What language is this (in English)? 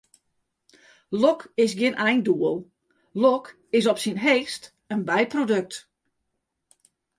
Western Frisian